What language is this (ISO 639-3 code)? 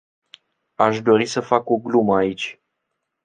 ron